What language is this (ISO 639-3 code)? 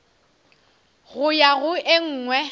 nso